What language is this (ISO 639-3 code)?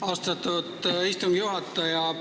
est